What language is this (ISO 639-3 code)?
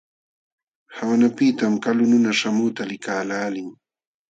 qxw